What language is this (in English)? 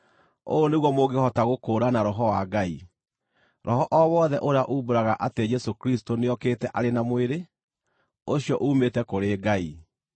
Kikuyu